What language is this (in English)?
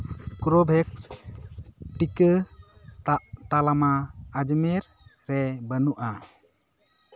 Santali